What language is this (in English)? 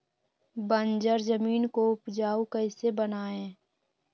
Magahi